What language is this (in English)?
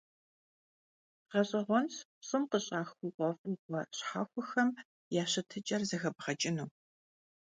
Kabardian